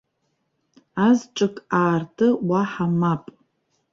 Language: Abkhazian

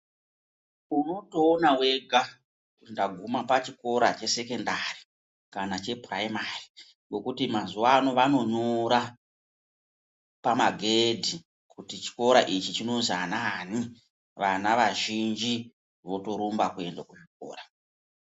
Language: Ndau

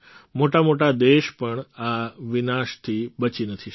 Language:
Gujarati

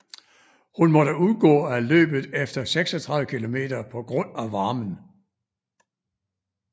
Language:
Danish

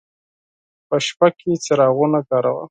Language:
Pashto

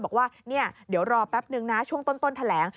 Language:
Thai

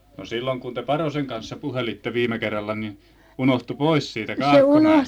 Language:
Finnish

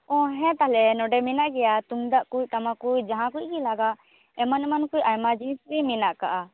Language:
Santali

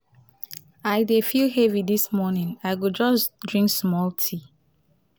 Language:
Nigerian Pidgin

